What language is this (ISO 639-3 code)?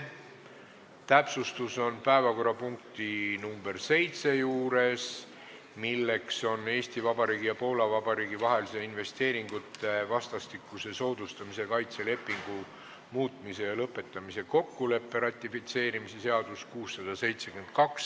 est